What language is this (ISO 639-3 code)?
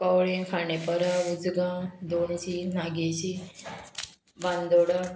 kok